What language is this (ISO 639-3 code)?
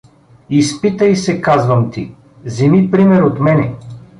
bul